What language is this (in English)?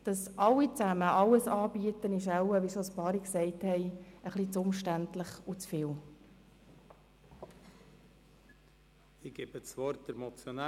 Swiss German